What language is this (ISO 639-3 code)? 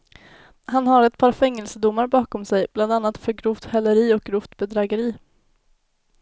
swe